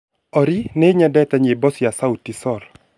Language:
Kikuyu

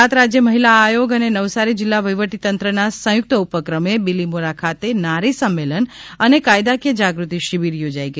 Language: Gujarati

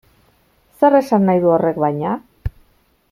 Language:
Basque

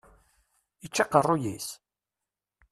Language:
Kabyle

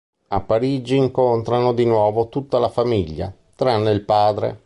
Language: Italian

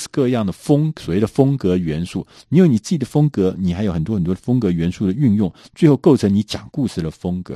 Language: Chinese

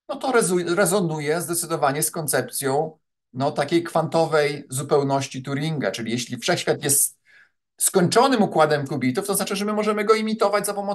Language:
Polish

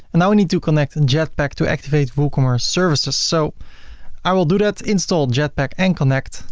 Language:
English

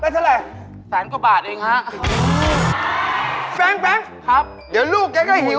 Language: Thai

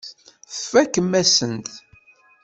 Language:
Kabyle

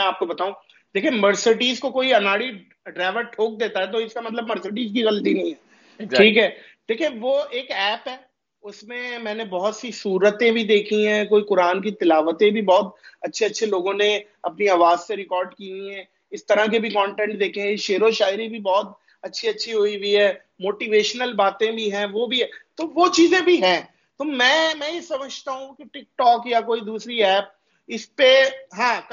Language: Urdu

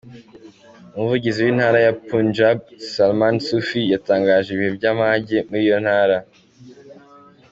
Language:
Kinyarwanda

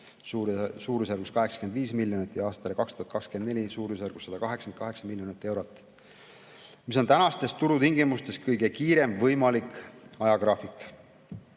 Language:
Estonian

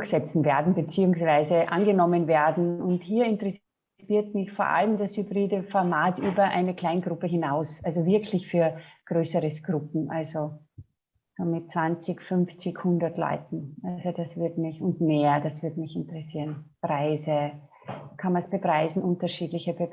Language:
German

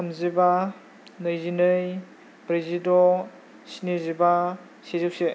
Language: Bodo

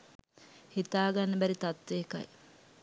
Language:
Sinhala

